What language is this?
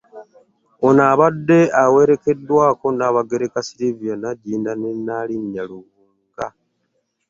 Ganda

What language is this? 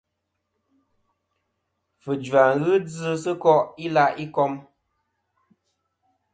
Kom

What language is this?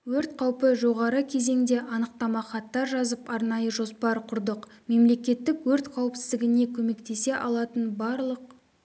Kazakh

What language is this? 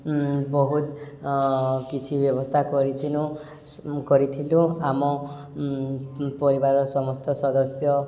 Odia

